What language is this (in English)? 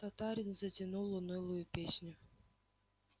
Russian